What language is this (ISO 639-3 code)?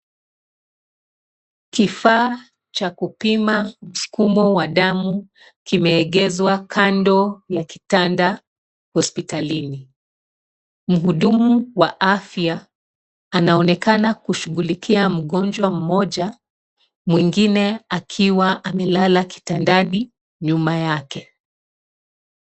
swa